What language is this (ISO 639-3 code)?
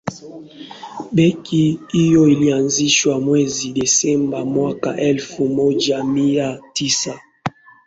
swa